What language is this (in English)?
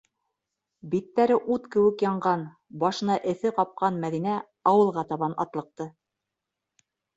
Bashkir